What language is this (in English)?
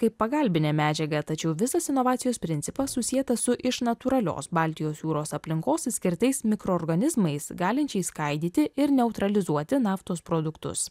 Lithuanian